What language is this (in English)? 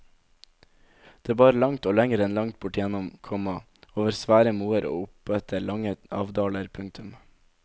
Norwegian